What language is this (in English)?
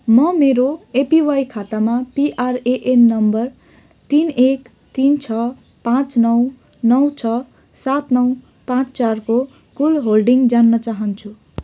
Nepali